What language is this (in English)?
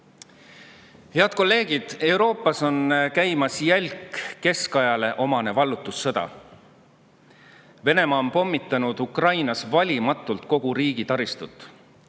Estonian